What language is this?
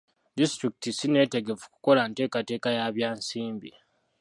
Ganda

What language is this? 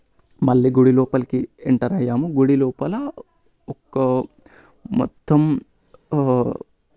Telugu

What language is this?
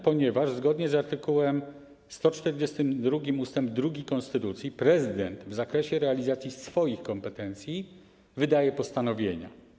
Polish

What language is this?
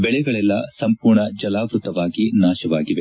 Kannada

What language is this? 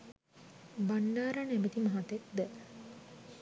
Sinhala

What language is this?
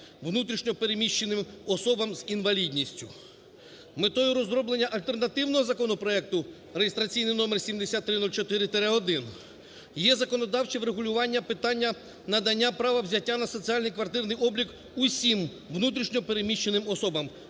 Ukrainian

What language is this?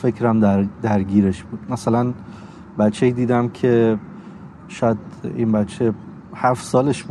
Persian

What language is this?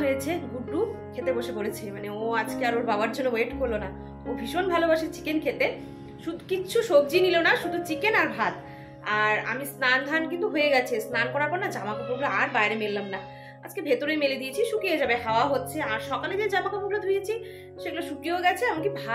Romanian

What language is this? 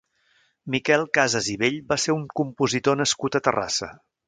Catalan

